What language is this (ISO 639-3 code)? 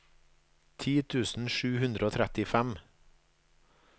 nor